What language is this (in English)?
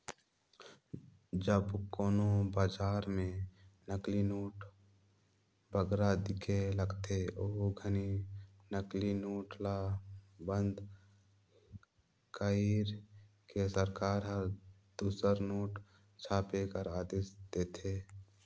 Chhattisgarhi